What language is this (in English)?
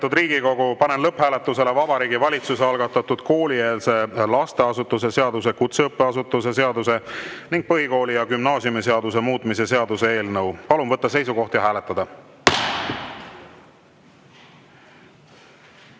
Estonian